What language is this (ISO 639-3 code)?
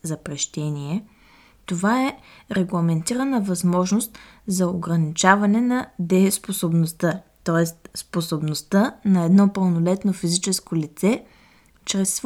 bul